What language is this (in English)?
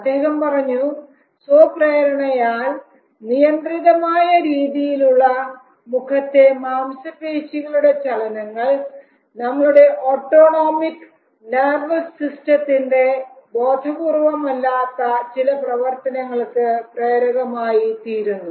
Malayalam